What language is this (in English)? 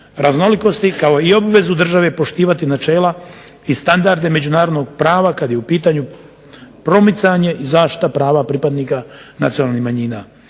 Croatian